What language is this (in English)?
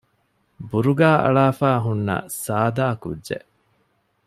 Divehi